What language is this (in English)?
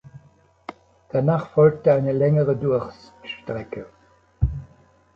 German